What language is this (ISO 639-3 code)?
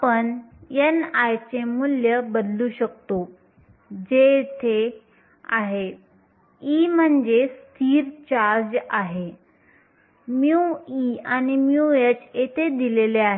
mar